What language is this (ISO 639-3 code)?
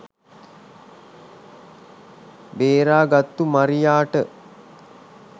sin